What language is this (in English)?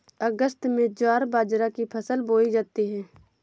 Hindi